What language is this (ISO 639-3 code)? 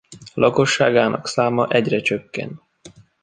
hun